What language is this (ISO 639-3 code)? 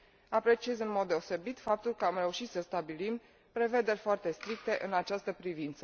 ron